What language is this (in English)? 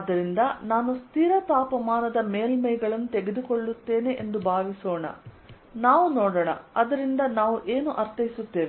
Kannada